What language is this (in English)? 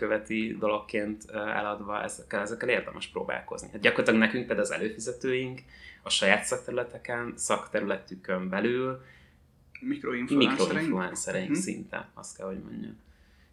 Hungarian